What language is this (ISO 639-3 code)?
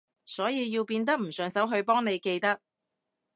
yue